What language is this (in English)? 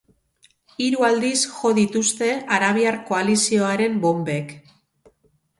Basque